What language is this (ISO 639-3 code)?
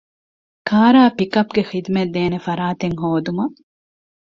div